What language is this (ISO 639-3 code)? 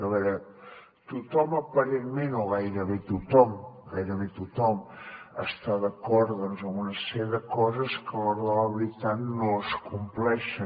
cat